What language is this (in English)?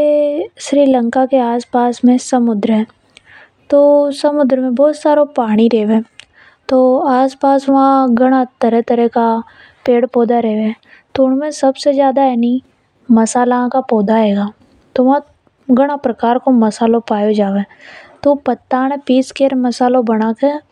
Hadothi